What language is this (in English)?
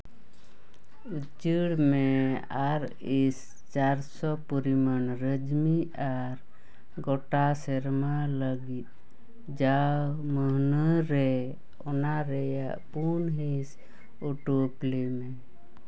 Santali